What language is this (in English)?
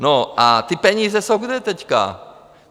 Czech